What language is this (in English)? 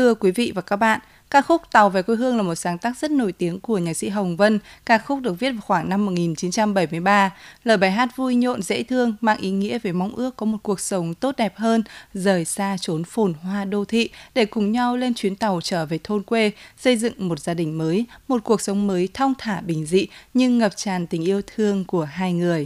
Vietnamese